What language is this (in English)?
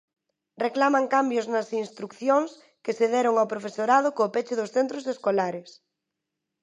Galician